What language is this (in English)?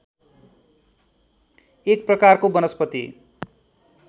Nepali